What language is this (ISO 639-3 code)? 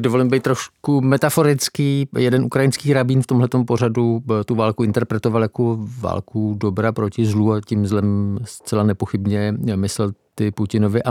ces